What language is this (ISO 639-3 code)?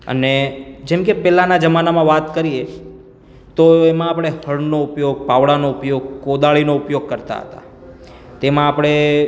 guj